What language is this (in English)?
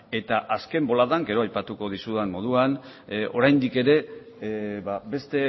Basque